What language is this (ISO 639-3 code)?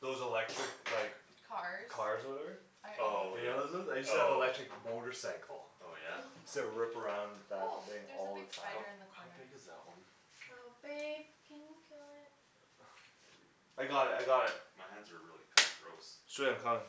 eng